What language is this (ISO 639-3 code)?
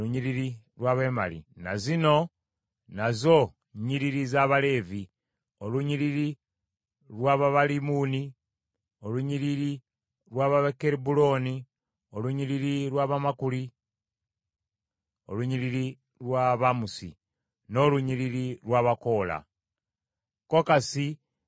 lug